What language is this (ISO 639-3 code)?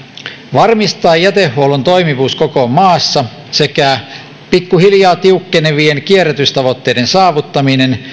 fin